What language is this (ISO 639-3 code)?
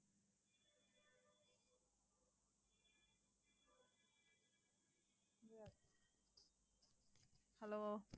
tam